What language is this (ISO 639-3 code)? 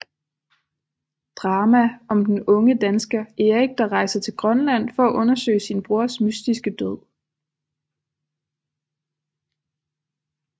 dan